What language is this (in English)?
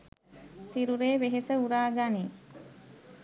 Sinhala